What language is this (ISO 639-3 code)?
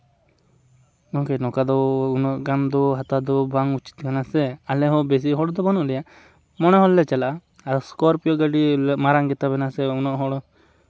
sat